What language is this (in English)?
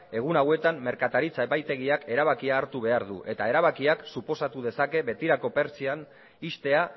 Basque